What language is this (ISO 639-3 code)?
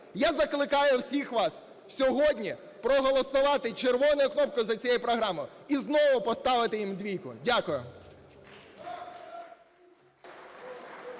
ukr